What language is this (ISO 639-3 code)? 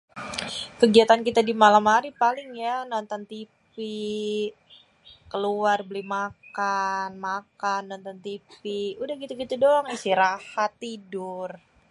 bew